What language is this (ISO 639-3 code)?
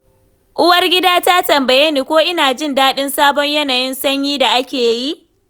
hau